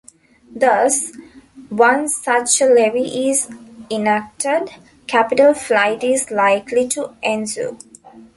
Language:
English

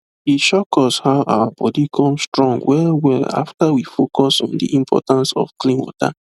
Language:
Nigerian Pidgin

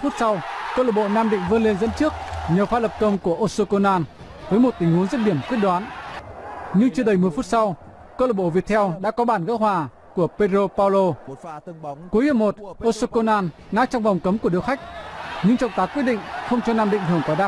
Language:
Vietnamese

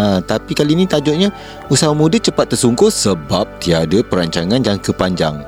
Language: Malay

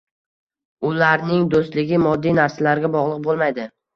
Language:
Uzbek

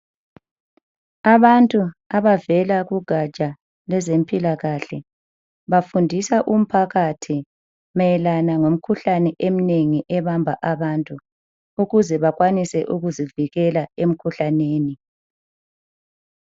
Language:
North Ndebele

